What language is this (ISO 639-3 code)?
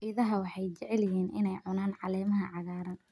som